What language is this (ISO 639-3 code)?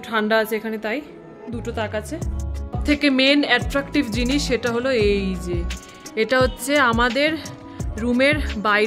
ben